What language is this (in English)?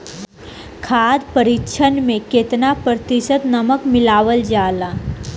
Bhojpuri